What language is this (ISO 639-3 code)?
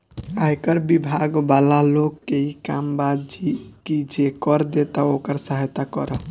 bho